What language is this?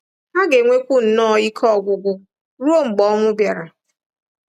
Igbo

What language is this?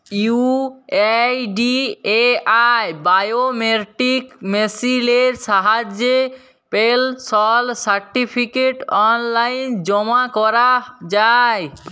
Bangla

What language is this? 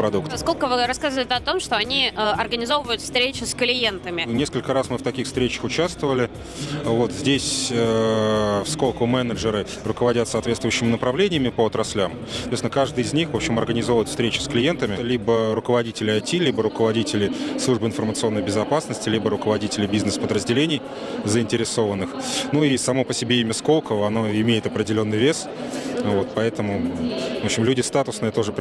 Russian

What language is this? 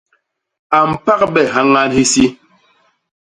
Basaa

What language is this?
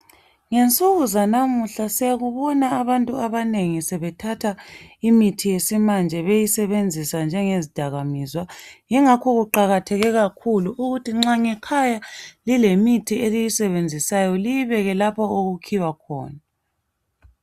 North Ndebele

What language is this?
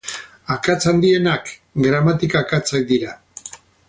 Basque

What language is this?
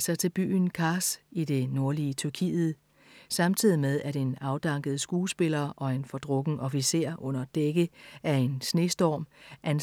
Danish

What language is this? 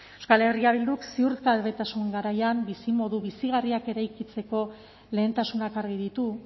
Basque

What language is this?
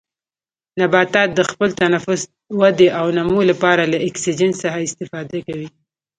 Pashto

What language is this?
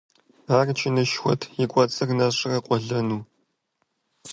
Kabardian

